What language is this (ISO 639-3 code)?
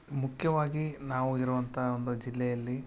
kan